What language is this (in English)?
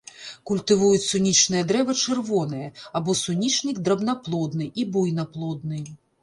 Belarusian